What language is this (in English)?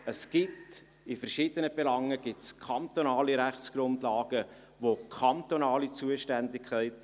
Swiss German